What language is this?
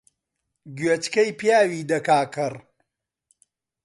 Central Kurdish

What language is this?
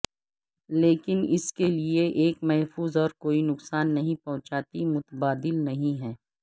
Urdu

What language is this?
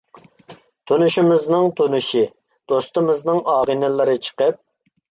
Uyghur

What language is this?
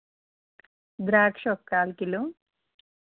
Telugu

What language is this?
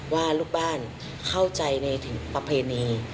Thai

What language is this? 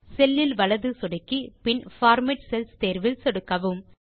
Tamil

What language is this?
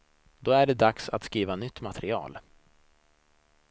Swedish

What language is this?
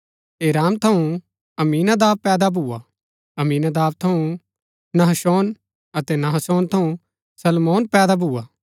Gaddi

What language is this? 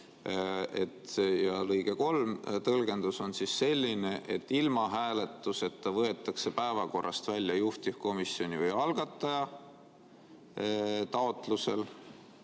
Estonian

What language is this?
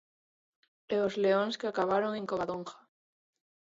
Galician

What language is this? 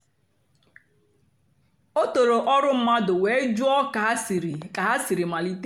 Igbo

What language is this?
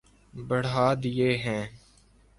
Urdu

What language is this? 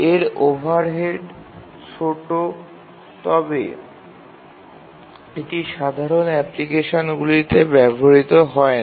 Bangla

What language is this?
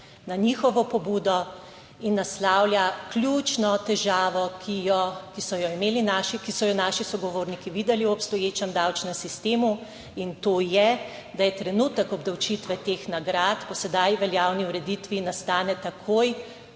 Slovenian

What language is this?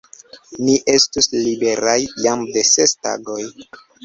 Esperanto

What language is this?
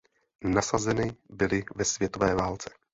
Czech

